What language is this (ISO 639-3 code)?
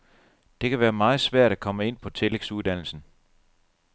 dan